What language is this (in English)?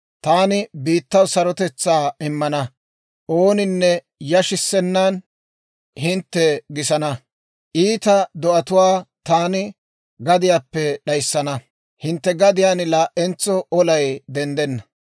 Dawro